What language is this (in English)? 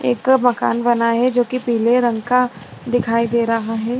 Hindi